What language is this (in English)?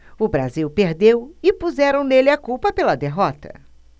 Portuguese